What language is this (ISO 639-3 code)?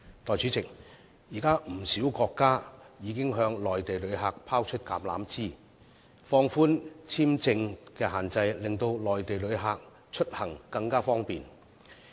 yue